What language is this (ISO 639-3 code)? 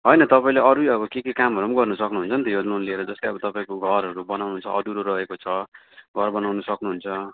nep